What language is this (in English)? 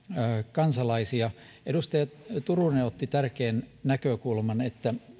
Finnish